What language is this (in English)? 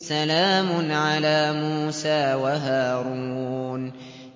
Arabic